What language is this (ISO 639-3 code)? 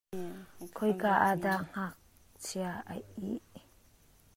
cnh